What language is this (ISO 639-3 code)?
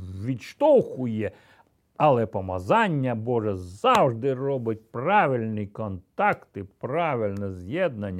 ukr